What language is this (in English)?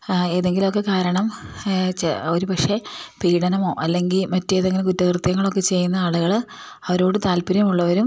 Malayalam